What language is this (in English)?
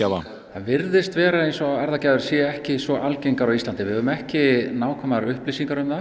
Icelandic